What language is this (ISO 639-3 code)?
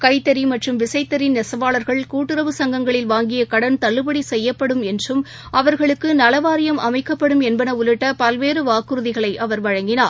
tam